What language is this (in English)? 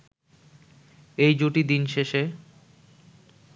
Bangla